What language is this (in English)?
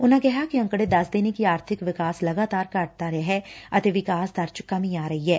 Punjabi